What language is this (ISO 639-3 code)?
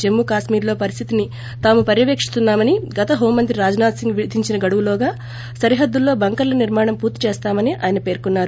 tel